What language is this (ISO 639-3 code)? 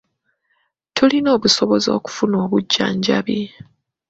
lug